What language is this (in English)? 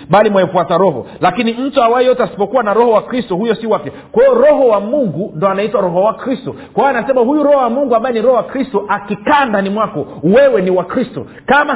Swahili